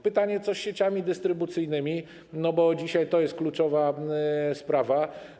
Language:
Polish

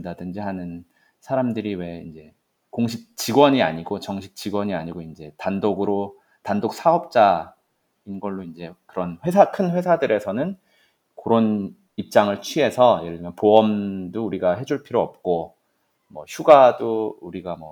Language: Korean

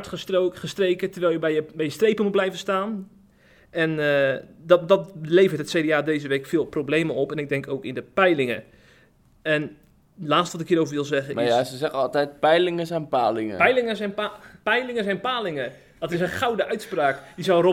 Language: Dutch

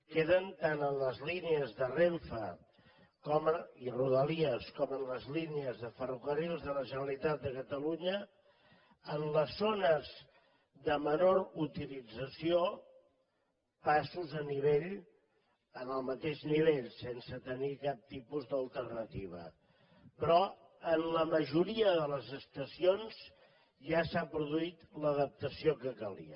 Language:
Catalan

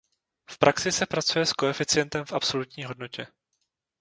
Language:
Czech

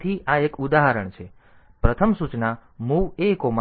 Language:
Gujarati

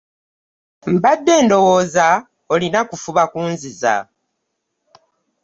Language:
Ganda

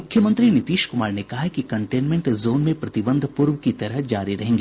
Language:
Hindi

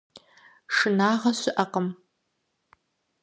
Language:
Kabardian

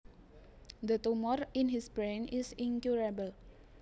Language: Javanese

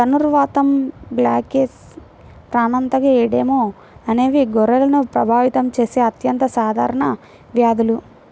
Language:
Telugu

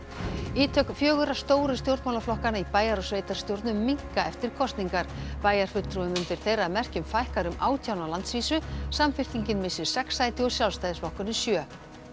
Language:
Icelandic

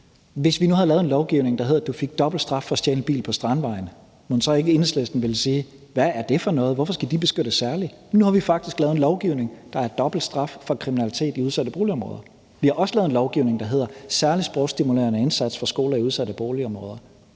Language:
Danish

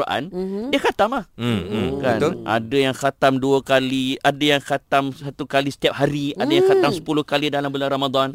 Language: Malay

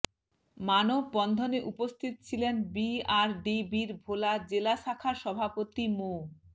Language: Bangla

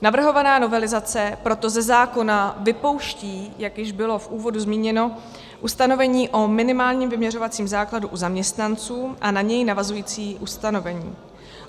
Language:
Czech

